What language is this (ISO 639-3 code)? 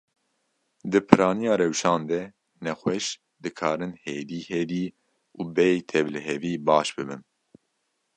kur